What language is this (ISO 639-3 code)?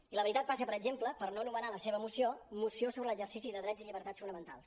cat